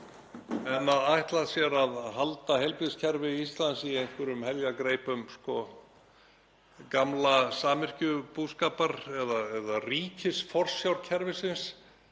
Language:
Icelandic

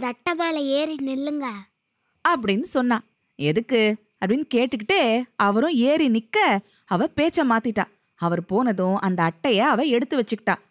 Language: Tamil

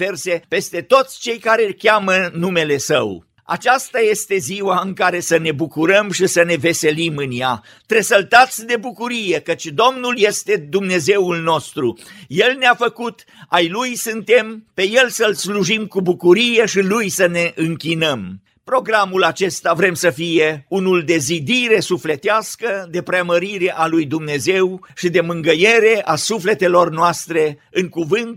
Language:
Romanian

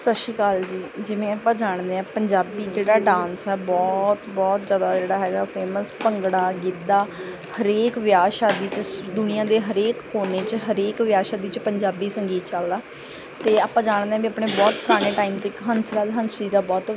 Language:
Punjabi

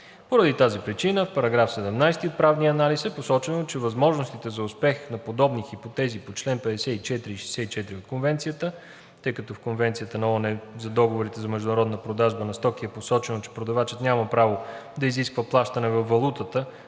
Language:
Bulgarian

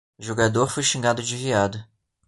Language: Portuguese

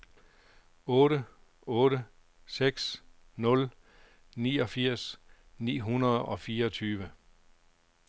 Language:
Danish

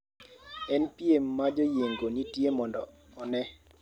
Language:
Luo (Kenya and Tanzania)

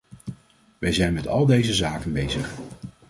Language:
Dutch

